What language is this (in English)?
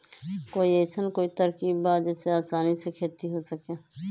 Magahi